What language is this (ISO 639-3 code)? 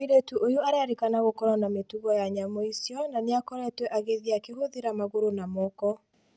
kik